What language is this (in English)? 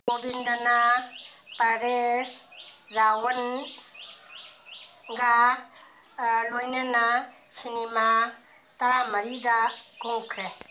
Manipuri